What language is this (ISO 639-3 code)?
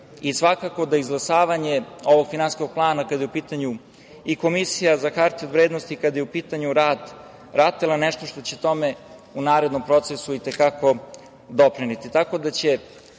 srp